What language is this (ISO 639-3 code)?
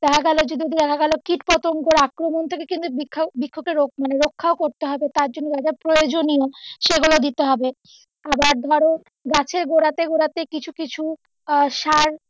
ben